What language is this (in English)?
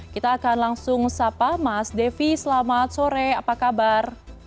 Indonesian